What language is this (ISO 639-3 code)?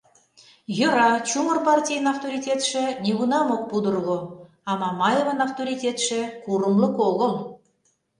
chm